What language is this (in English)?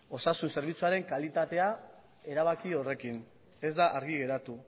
Basque